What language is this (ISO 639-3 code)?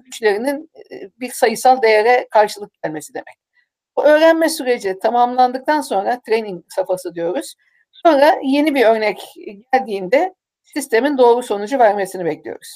tur